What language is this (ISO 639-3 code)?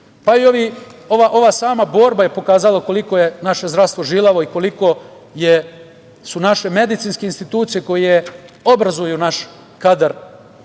srp